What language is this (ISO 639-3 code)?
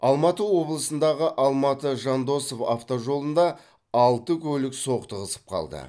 kaz